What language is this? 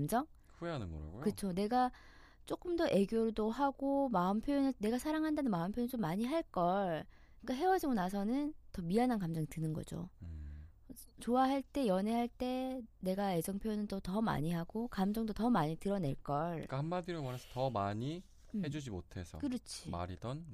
Korean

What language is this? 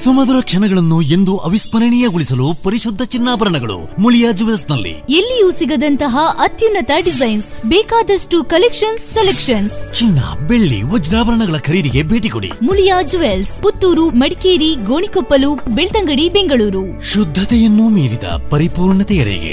Kannada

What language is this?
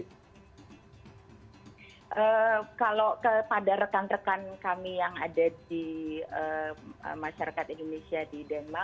Indonesian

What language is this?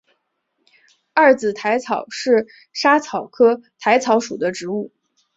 Chinese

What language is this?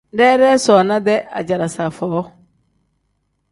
Tem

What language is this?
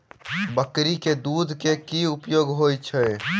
Maithili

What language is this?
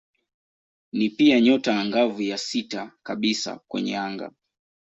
Swahili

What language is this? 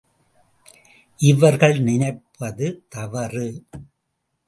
Tamil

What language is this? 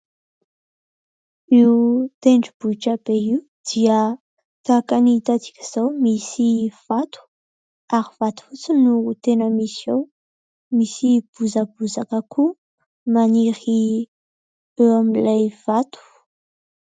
Malagasy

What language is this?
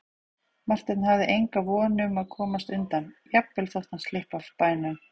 Icelandic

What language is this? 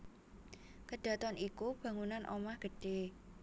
Javanese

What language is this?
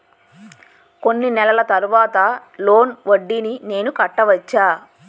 Telugu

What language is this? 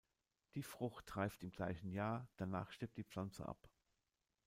German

